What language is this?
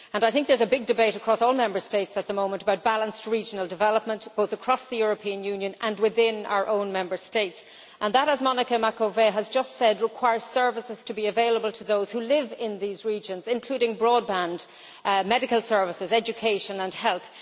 English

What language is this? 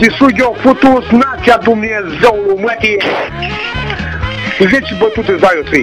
Arabic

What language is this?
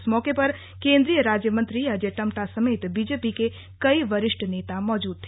Hindi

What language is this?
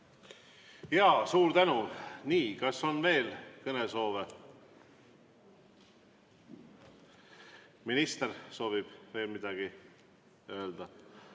Estonian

